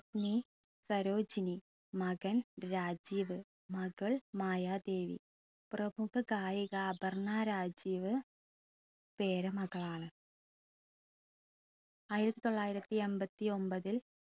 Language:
Malayalam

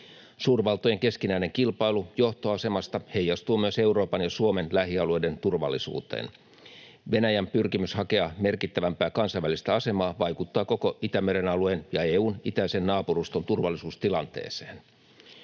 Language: Finnish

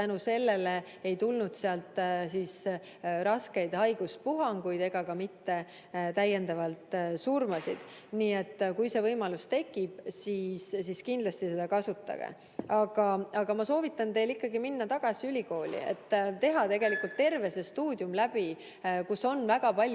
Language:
Estonian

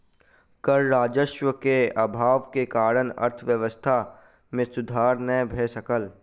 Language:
Maithili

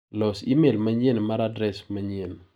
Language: Luo (Kenya and Tanzania)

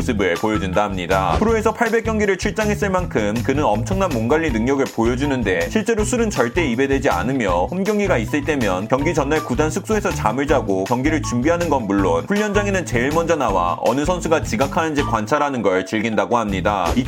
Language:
Korean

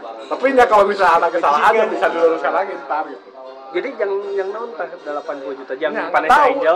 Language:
Indonesian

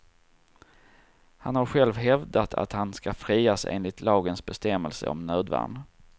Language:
Swedish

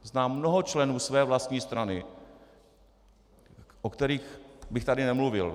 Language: Czech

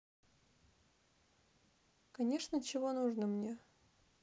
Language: Russian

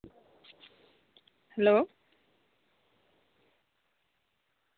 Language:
Santali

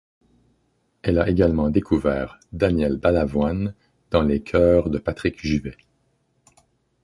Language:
French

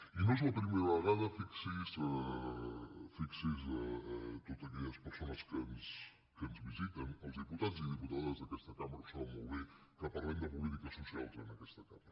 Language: Catalan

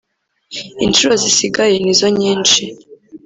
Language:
Kinyarwanda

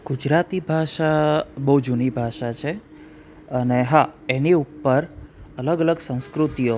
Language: Gujarati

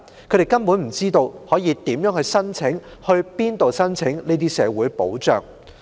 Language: Cantonese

